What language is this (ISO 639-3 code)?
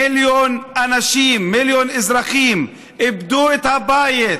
heb